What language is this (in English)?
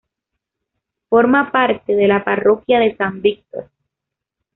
Spanish